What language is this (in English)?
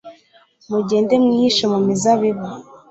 Kinyarwanda